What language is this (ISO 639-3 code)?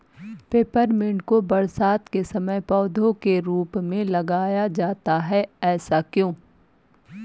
hin